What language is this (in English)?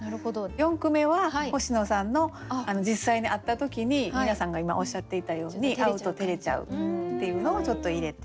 Japanese